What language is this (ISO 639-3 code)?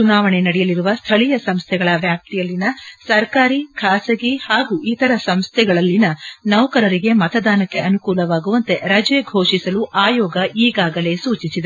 kan